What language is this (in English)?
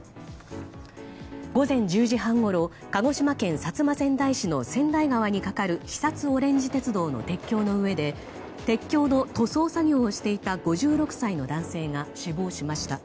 Japanese